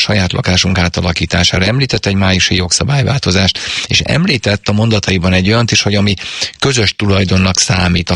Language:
Hungarian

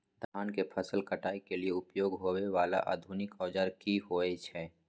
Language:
Maithili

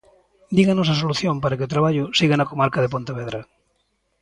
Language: Galician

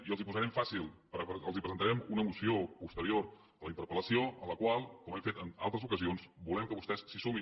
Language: Catalan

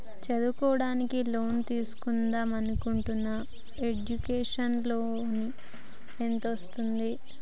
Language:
Telugu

